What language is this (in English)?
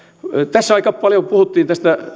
Finnish